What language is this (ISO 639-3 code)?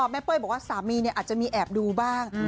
tha